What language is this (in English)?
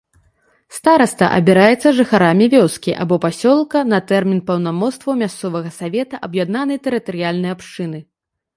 Belarusian